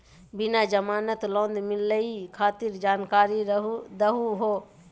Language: Magahi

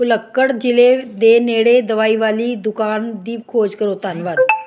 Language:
Punjabi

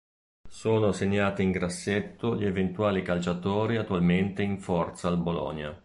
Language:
Italian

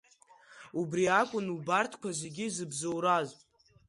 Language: Abkhazian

